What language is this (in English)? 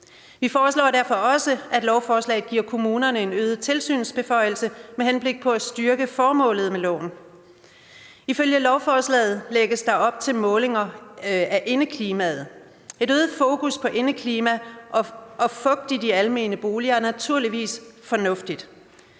Danish